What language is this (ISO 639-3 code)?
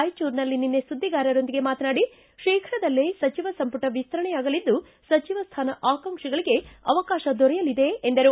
kan